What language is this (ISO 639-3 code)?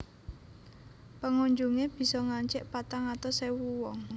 jav